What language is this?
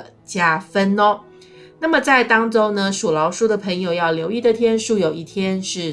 Chinese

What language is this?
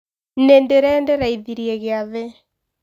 Kikuyu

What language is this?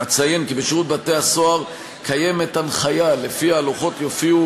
Hebrew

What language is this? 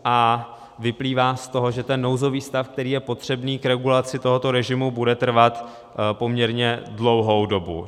Czech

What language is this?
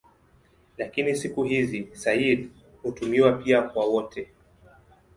Swahili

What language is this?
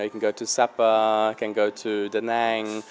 Vietnamese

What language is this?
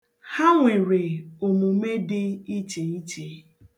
Igbo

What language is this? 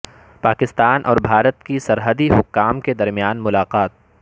Urdu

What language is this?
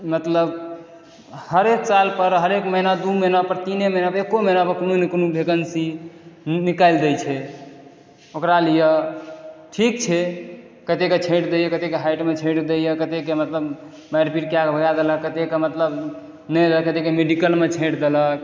Maithili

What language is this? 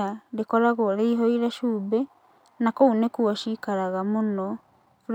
Kikuyu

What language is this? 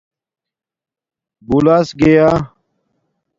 Domaaki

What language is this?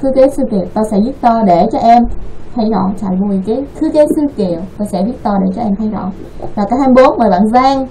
Vietnamese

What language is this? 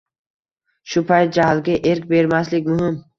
Uzbek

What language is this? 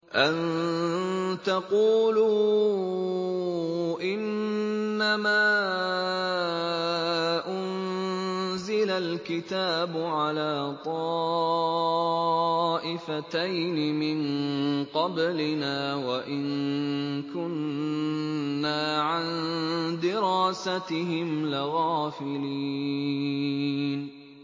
Arabic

